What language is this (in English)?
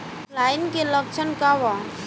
Bhojpuri